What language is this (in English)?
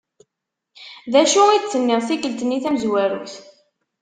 Kabyle